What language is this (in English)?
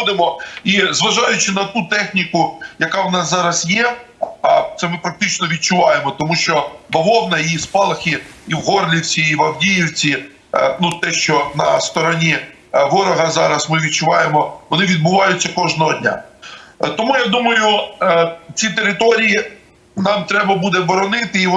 Ukrainian